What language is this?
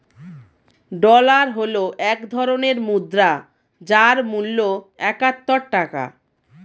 Bangla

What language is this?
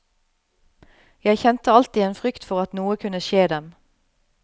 Norwegian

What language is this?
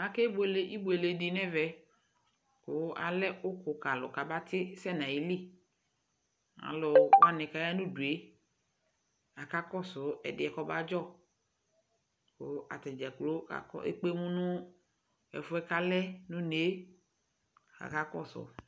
Ikposo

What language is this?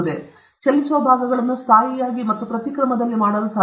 Kannada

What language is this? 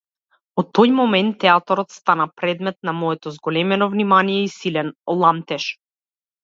Macedonian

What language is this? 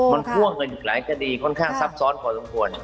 Thai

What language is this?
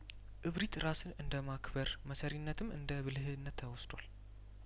Amharic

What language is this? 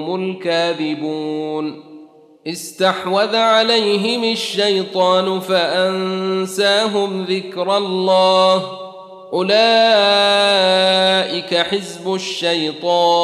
Arabic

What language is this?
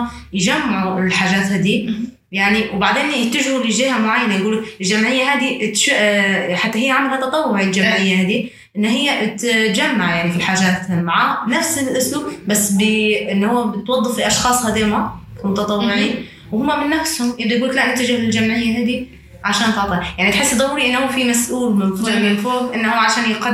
Arabic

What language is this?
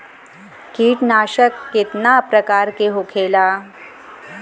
Bhojpuri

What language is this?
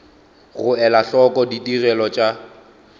Northern Sotho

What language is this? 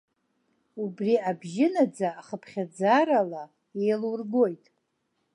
Abkhazian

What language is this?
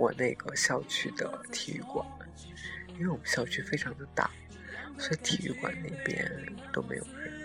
Chinese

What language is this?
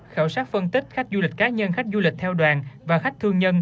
Vietnamese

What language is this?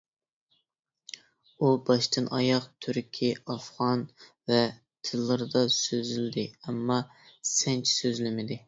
Uyghur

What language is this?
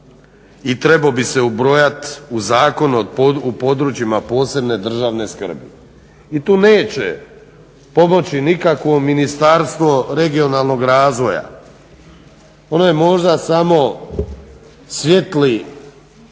Croatian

